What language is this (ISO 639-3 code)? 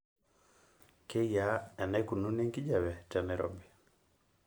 mas